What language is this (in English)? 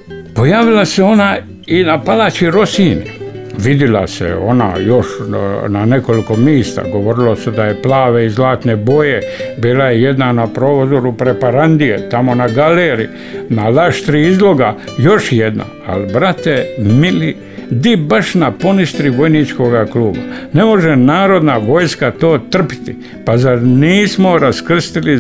Croatian